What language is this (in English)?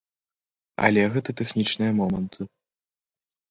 Belarusian